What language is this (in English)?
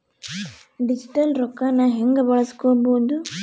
Kannada